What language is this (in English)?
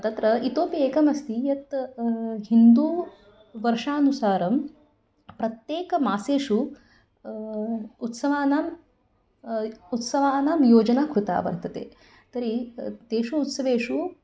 Sanskrit